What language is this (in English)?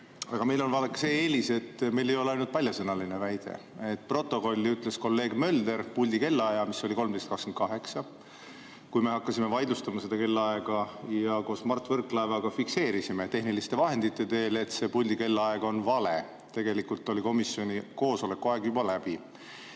Estonian